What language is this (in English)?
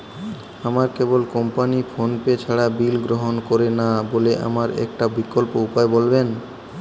Bangla